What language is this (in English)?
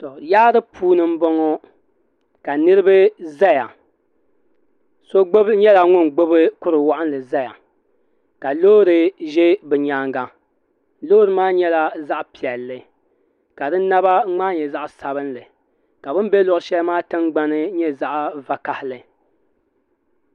Dagbani